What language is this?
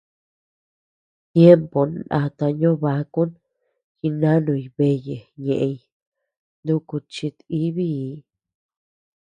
Tepeuxila Cuicatec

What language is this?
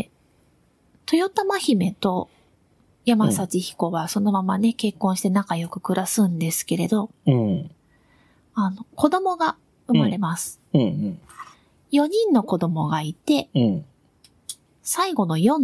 Japanese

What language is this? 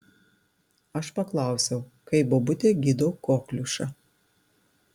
Lithuanian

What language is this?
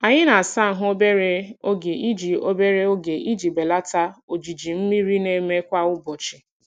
Igbo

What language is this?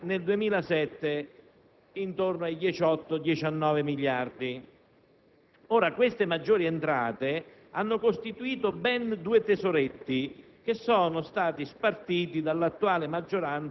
Italian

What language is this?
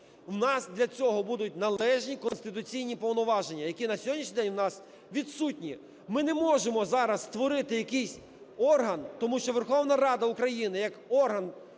Ukrainian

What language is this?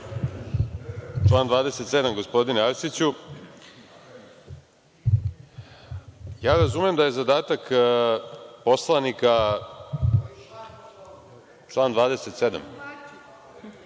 Serbian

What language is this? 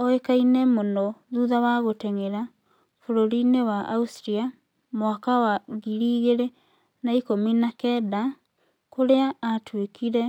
Kikuyu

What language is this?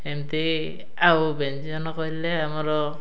Odia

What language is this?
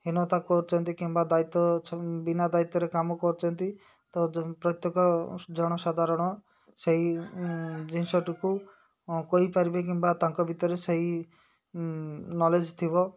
Odia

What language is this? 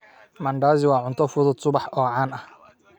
Somali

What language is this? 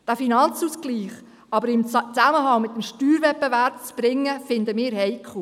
Swiss German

